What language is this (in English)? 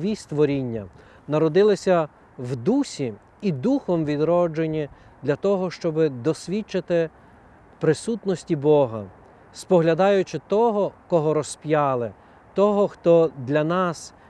Ukrainian